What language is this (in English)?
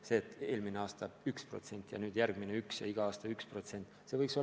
Estonian